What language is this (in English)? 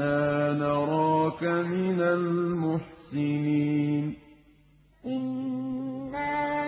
Arabic